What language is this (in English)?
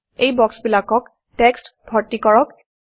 Assamese